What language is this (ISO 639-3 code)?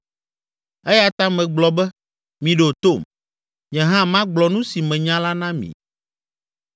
ewe